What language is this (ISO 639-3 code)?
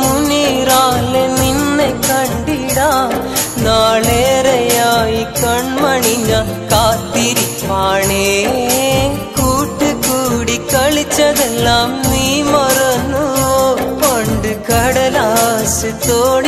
hin